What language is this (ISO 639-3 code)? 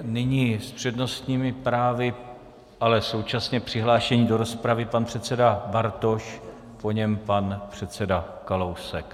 ces